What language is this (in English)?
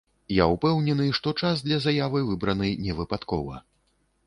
Belarusian